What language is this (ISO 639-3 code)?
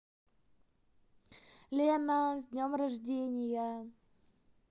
rus